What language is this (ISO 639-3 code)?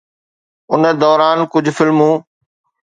snd